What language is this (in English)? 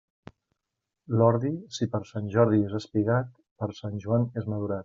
Catalan